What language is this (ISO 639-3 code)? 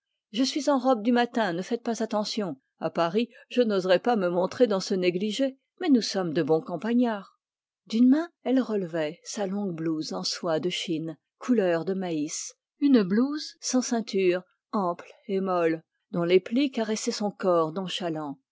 fra